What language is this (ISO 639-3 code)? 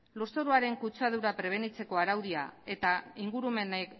eus